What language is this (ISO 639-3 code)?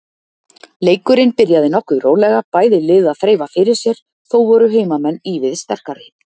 isl